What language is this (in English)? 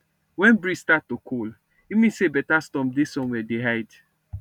Nigerian Pidgin